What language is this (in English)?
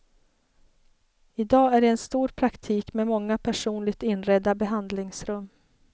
Swedish